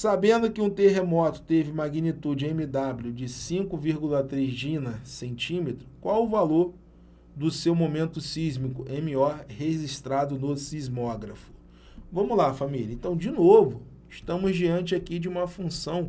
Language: Portuguese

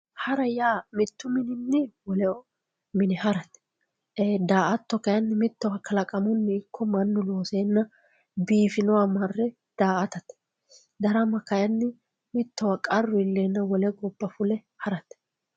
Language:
Sidamo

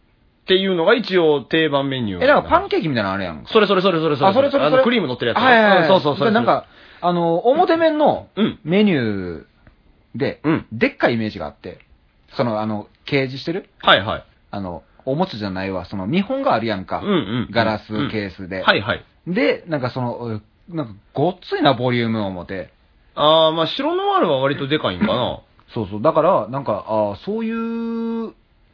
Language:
Japanese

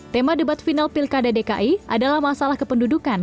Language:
Indonesian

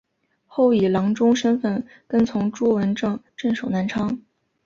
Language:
Chinese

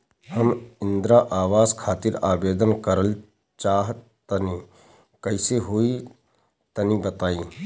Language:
Bhojpuri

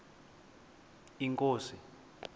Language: Xhosa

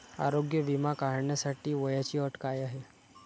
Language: Marathi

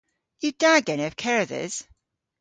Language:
Cornish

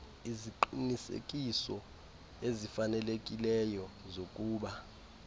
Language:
Xhosa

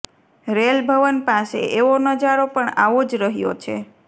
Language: Gujarati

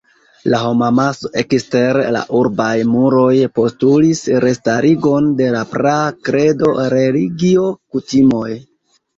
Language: Esperanto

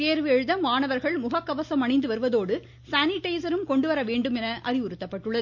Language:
Tamil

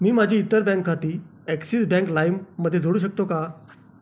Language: Marathi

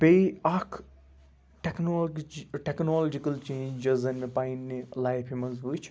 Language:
Kashmiri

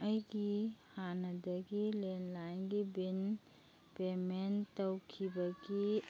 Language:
Manipuri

